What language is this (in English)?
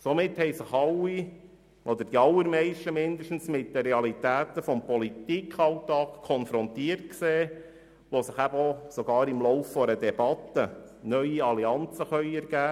Swiss German